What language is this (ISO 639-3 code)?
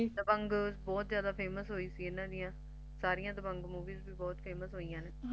pan